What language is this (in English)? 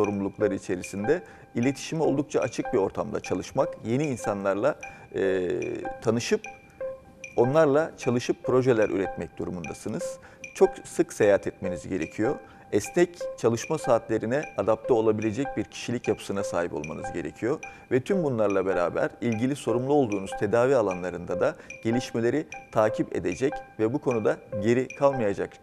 Turkish